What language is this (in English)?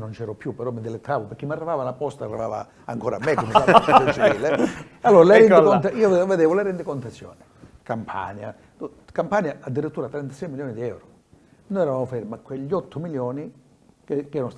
Italian